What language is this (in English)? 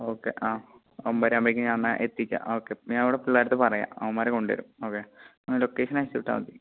Malayalam